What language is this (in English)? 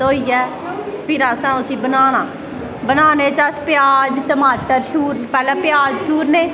Dogri